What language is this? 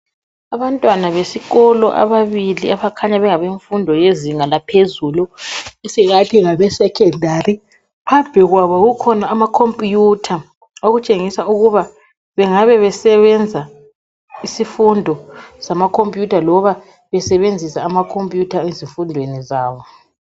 North Ndebele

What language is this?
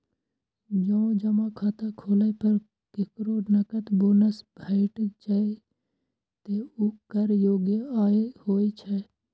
Maithili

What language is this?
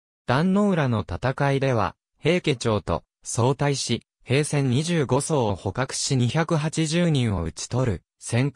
Japanese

